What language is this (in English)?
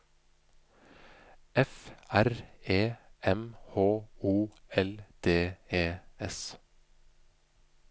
Norwegian